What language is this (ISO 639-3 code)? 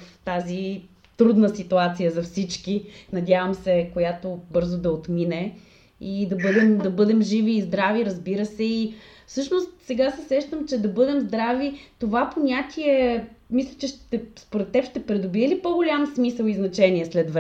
bul